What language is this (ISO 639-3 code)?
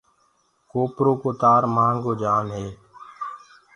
ggg